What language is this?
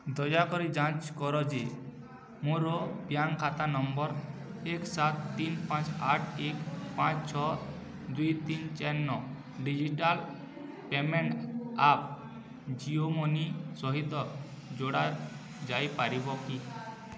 Odia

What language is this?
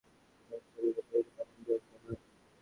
Bangla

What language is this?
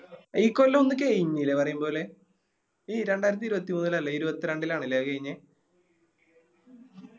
Malayalam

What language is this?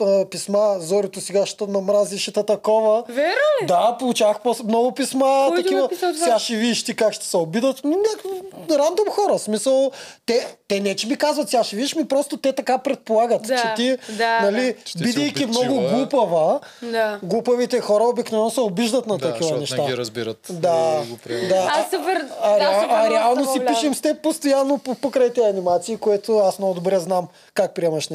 Bulgarian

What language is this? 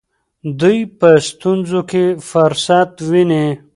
Pashto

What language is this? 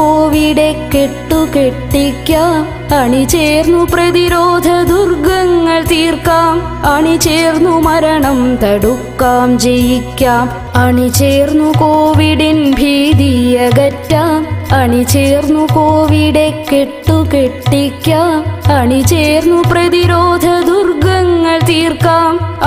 Malayalam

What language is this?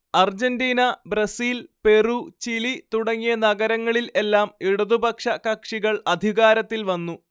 Malayalam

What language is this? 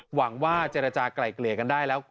Thai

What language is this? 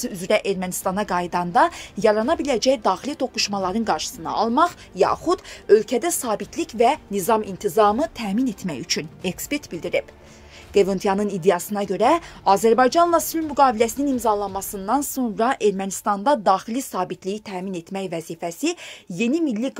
Turkish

